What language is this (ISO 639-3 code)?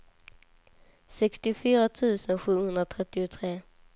swe